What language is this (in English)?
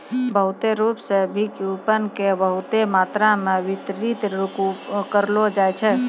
Maithili